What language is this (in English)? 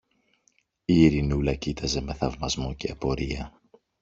Greek